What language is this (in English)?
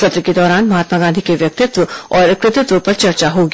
Hindi